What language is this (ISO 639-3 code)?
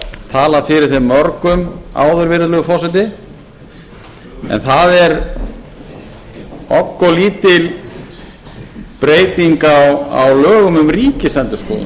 isl